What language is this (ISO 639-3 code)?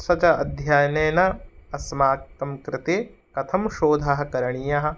san